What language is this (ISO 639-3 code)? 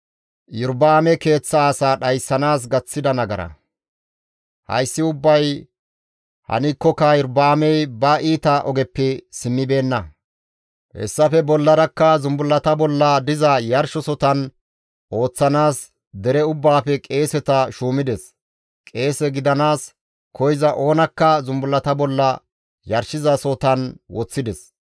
gmv